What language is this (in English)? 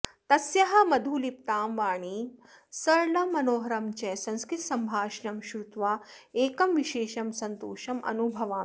Sanskrit